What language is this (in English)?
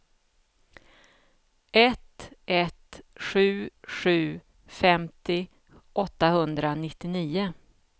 Swedish